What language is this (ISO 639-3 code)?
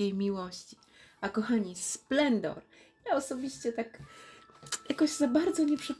pol